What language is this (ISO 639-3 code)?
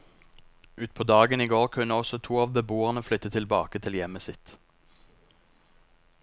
nor